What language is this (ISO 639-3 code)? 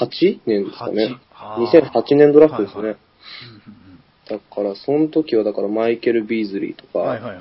jpn